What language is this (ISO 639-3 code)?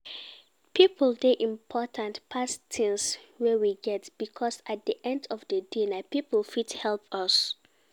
pcm